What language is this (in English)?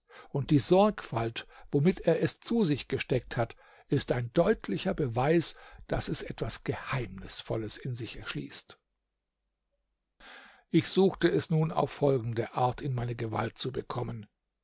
German